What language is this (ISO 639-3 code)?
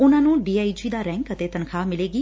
pan